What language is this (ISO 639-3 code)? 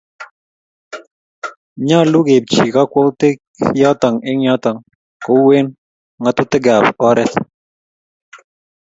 kln